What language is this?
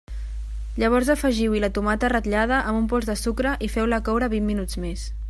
Catalan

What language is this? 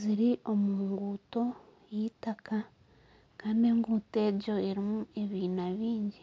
Nyankole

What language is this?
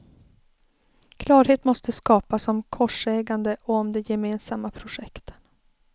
Swedish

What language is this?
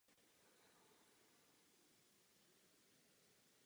Czech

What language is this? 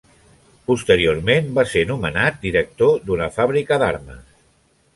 Catalan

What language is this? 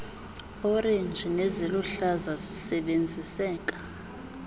Xhosa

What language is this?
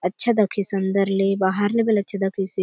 Halbi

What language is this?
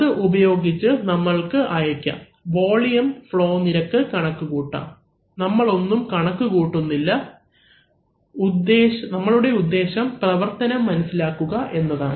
Malayalam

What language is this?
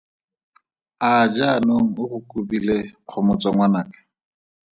Tswana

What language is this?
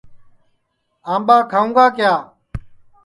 Sansi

